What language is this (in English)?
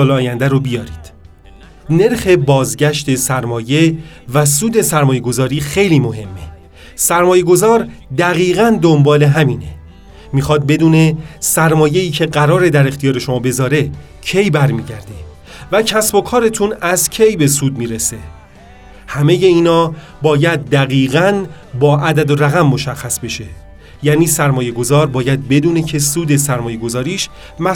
Persian